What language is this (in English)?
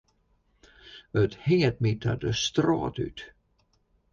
Western Frisian